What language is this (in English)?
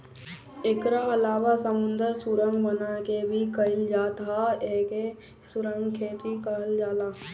Bhojpuri